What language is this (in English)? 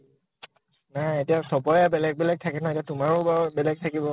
Assamese